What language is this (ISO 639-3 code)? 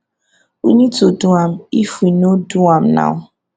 pcm